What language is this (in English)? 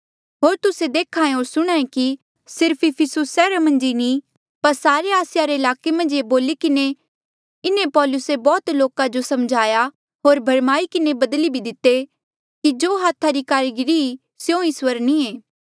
Mandeali